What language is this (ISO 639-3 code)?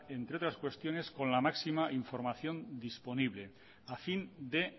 spa